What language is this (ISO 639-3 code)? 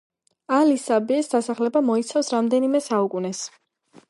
kat